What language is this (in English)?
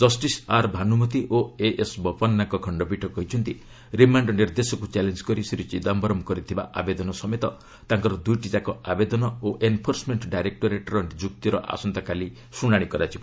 Odia